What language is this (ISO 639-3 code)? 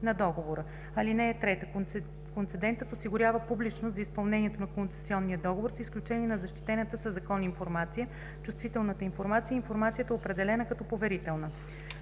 bul